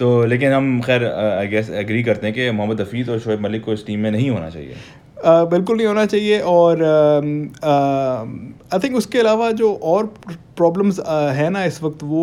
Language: Hindi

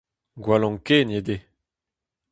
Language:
Breton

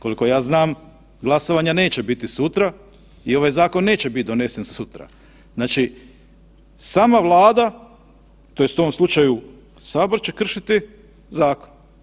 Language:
Croatian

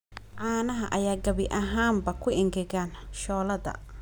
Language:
Somali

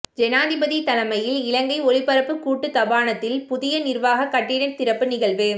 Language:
Tamil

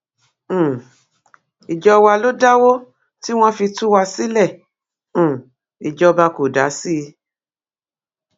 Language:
Yoruba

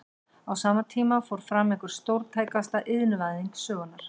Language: Icelandic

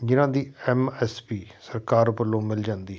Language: Punjabi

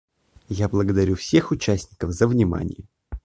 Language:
Russian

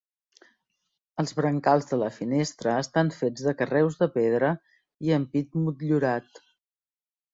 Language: Catalan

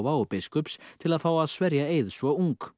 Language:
Icelandic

